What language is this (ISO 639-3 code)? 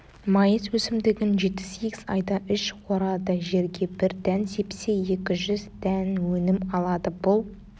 kaz